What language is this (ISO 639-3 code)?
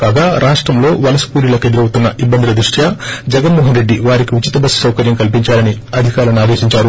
tel